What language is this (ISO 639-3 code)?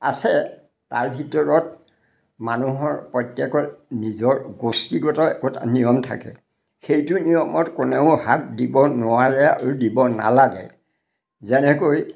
asm